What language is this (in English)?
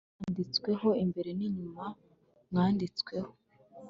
Kinyarwanda